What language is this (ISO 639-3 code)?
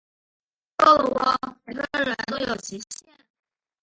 zho